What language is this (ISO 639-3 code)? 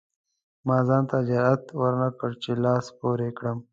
pus